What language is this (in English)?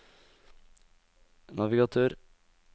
Norwegian